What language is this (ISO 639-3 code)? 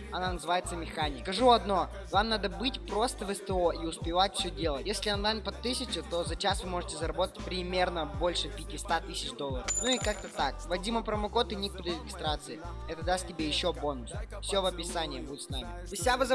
rus